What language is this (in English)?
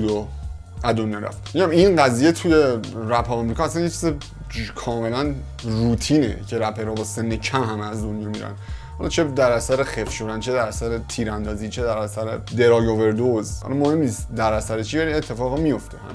Persian